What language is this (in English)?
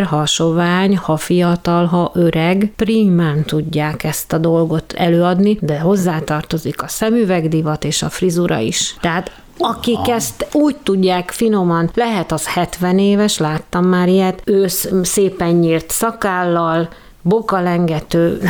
Hungarian